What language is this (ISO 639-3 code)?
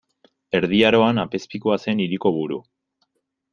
eus